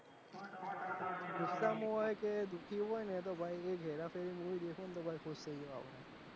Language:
Gujarati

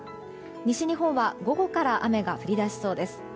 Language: Japanese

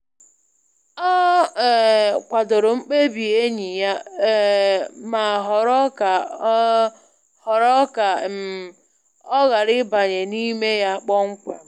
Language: Igbo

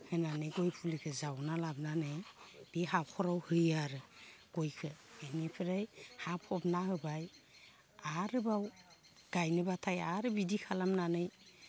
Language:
Bodo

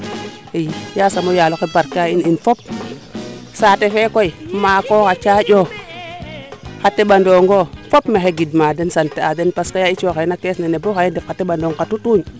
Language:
Serer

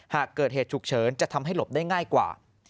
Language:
Thai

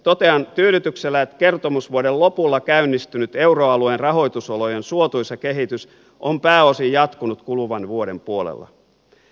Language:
Finnish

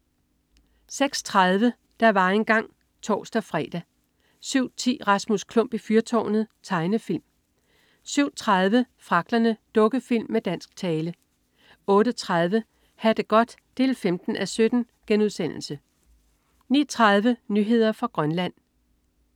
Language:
Danish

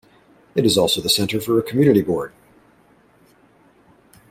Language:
English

